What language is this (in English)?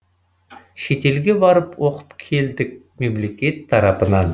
Kazakh